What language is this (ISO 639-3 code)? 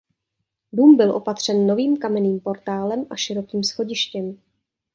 ces